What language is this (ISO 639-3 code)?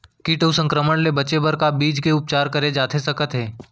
hne